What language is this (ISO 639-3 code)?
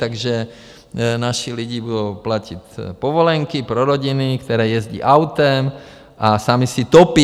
ces